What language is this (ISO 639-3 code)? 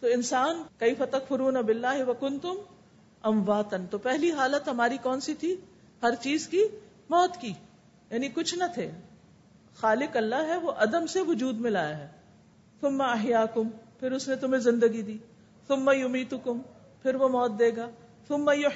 urd